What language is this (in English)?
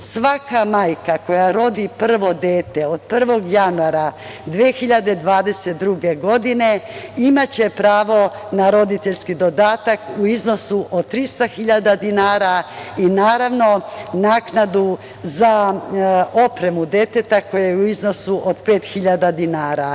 Serbian